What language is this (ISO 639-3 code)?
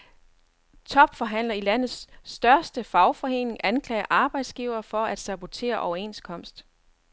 dan